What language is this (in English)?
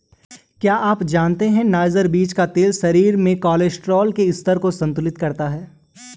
Hindi